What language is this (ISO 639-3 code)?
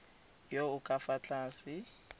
tsn